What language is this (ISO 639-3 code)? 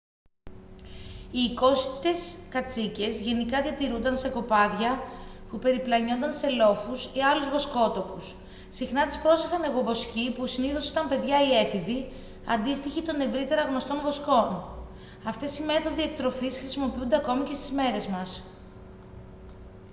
ell